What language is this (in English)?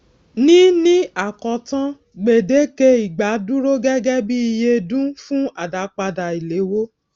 Yoruba